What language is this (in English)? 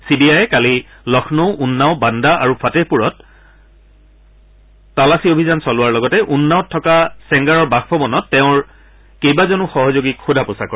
Assamese